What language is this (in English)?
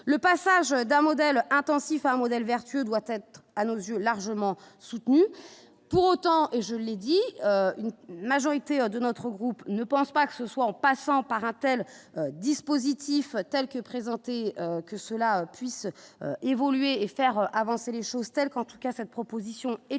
French